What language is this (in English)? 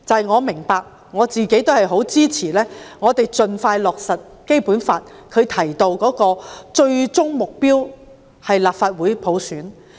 Cantonese